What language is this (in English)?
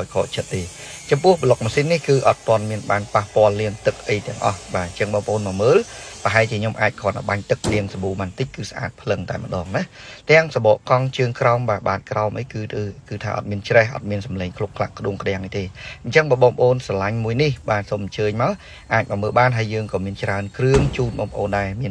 Thai